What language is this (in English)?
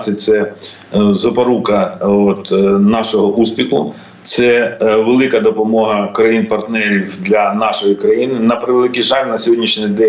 Ukrainian